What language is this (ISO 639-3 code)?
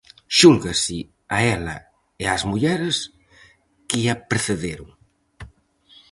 glg